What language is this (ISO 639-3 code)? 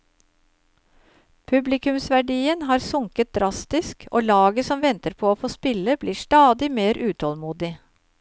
nor